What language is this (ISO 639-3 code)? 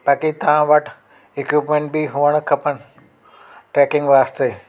snd